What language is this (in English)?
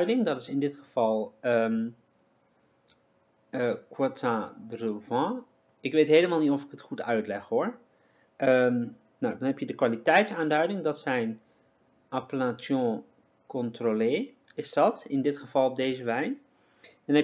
Dutch